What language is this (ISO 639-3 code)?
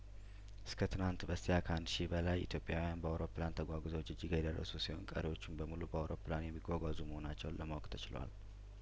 amh